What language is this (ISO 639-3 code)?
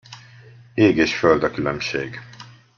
hun